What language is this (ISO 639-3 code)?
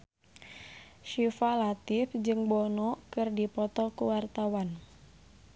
sun